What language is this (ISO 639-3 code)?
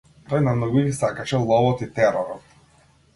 mkd